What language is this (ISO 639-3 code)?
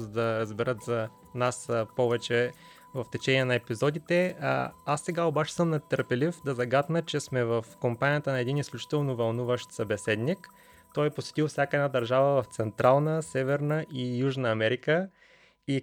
bul